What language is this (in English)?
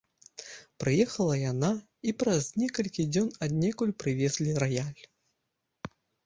Belarusian